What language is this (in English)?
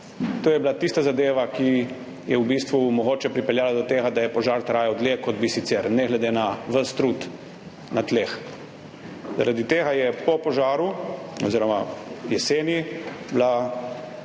Slovenian